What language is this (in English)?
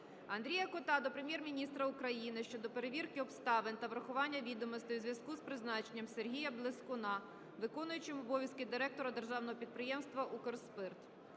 Ukrainian